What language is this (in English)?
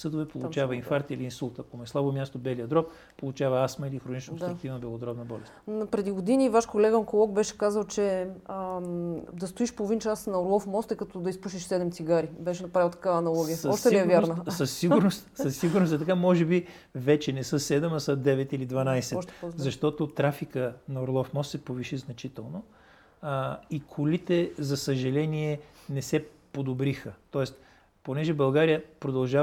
Bulgarian